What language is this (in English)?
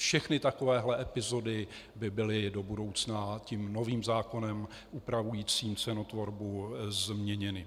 Czech